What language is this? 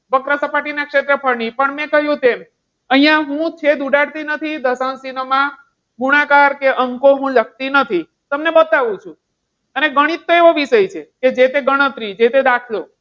Gujarati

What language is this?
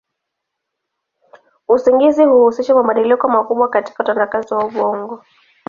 Swahili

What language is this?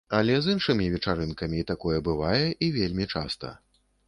Belarusian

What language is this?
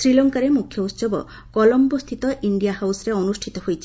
Odia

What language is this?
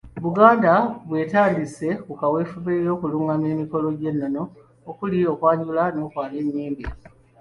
Ganda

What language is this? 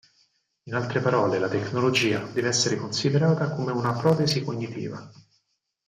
Italian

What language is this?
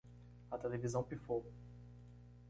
Portuguese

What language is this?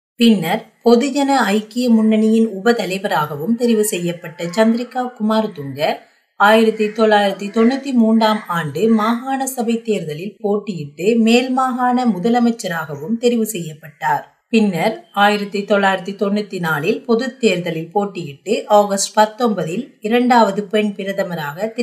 Tamil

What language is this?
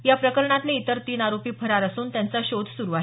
Marathi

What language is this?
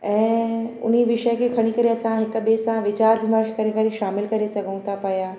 Sindhi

